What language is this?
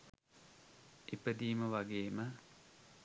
Sinhala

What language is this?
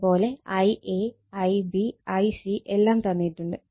Malayalam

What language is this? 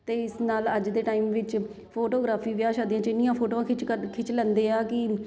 Punjabi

